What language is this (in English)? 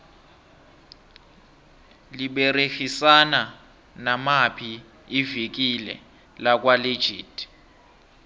South Ndebele